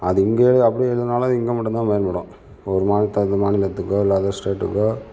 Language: Tamil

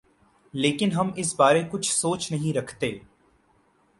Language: Urdu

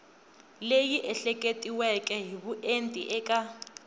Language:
Tsonga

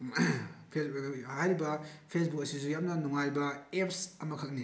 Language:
Manipuri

